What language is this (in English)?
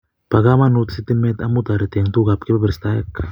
Kalenjin